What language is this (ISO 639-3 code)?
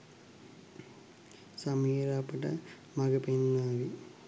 sin